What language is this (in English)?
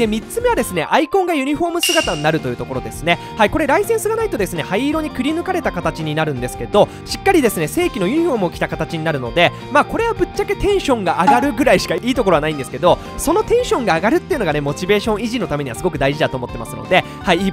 Japanese